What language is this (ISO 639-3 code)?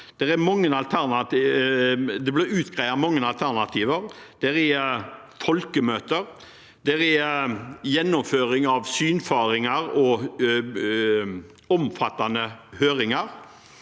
nor